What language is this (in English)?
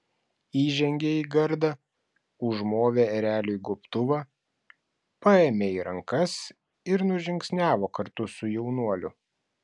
Lithuanian